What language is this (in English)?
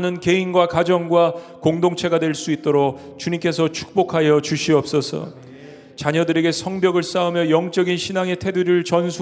Korean